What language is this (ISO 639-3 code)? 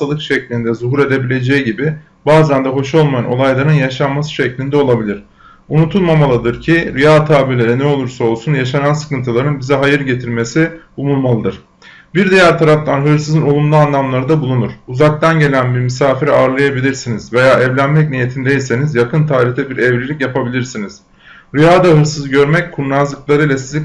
tur